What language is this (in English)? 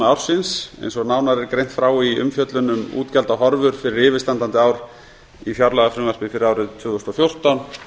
Icelandic